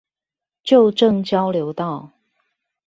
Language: Chinese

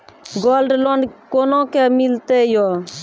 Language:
Maithili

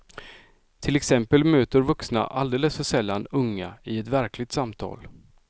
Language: Swedish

